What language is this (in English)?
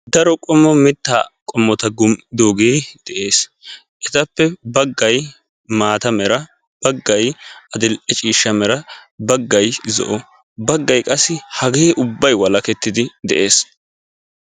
Wolaytta